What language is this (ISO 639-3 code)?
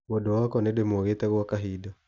kik